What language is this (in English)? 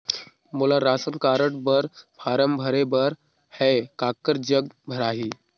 Chhattisgarhi